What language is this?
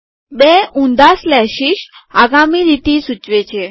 Gujarati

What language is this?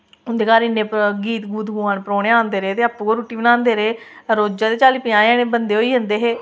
Dogri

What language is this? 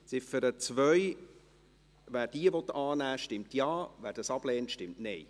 Swiss German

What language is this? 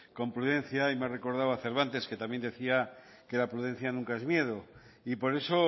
Spanish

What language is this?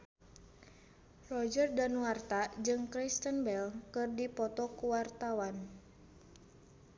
Sundanese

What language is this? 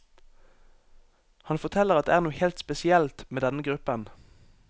Norwegian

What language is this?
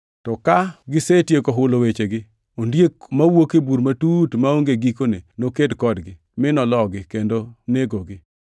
Luo (Kenya and Tanzania)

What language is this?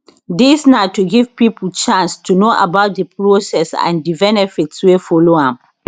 Nigerian Pidgin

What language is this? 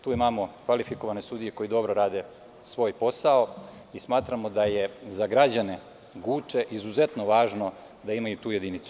Serbian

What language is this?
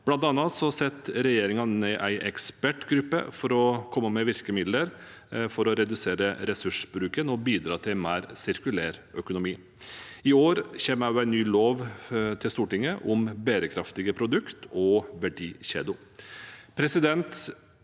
Norwegian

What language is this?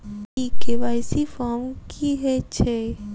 Maithili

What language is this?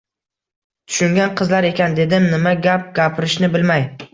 Uzbek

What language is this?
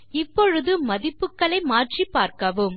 Tamil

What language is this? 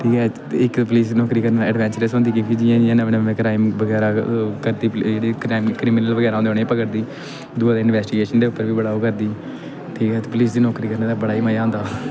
Dogri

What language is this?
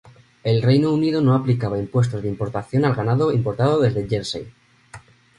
Spanish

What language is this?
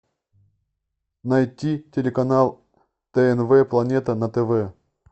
Russian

